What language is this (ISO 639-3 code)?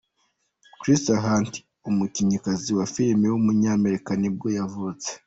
kin